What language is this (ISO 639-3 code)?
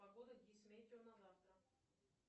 rus